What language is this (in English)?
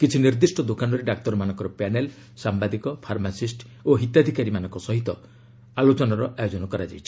Odia